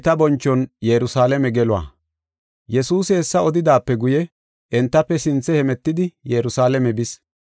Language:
Gofa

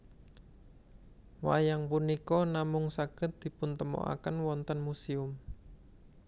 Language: Javanese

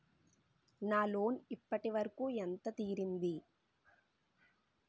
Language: Telugu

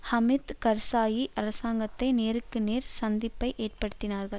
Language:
Tamil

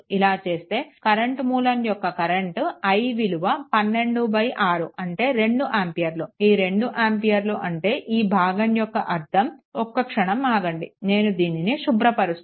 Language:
Telugu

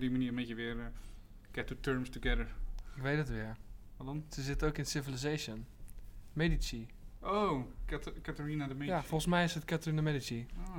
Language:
Dutch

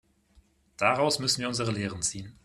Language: German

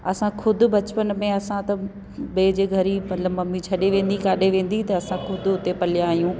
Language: Sindhi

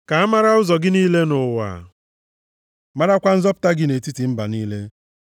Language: Igbo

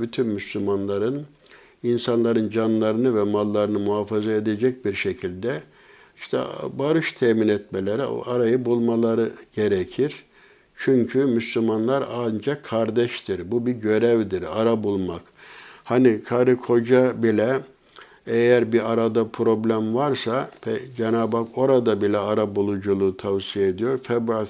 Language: Turkish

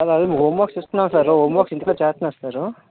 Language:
Telugu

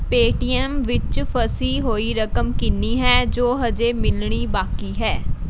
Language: Punjabi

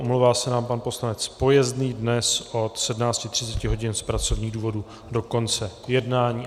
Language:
Czech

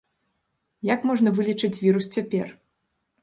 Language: Belarusian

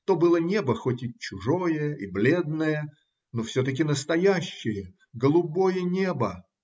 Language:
Russian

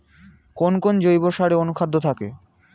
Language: Bangla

